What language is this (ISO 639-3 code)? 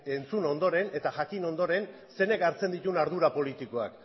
eus